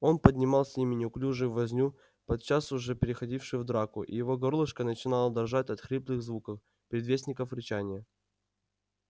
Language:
Russian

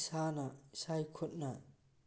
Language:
Manipuri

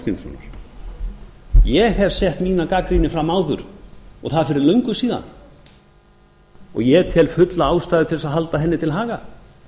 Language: Icelandic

